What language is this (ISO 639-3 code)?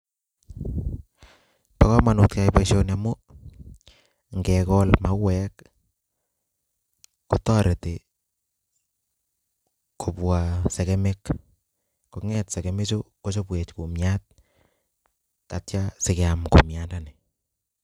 kln